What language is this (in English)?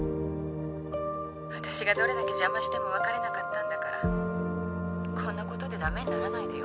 Japanese